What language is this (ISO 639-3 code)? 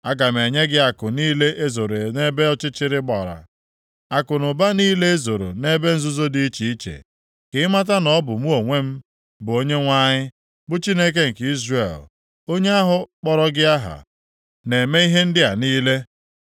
ibo